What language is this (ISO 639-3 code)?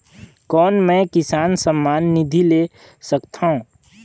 hne